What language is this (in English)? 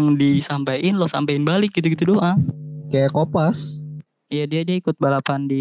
Indonesian